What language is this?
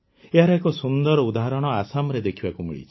Odia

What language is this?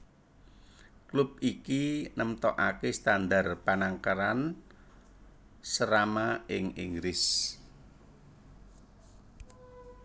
Javanese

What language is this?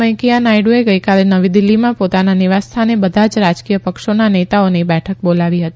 Gujarati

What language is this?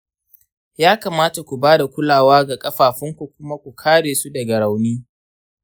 Hausa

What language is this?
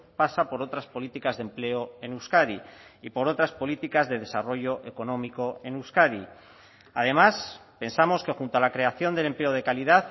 Spanish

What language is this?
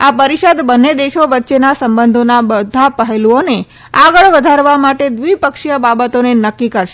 Gujarati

